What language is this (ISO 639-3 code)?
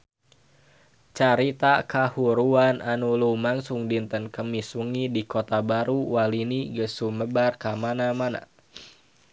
sun